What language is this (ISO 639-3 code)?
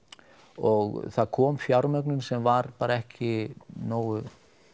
isl